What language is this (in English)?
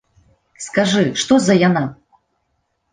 Belarusian